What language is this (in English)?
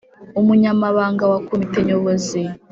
Kinyarwanda